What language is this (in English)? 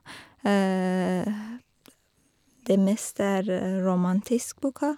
Norwegian